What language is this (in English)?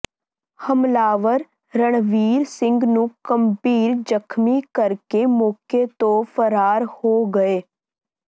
Punjabi